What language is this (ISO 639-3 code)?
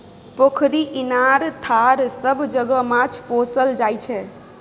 mai